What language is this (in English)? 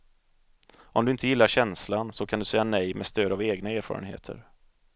Swedish